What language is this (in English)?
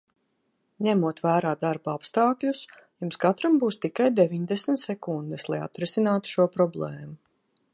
Latvian